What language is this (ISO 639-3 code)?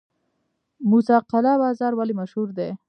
pus